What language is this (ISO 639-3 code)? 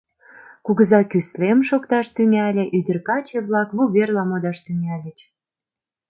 chm